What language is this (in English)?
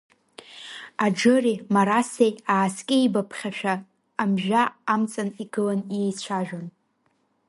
Abkhazian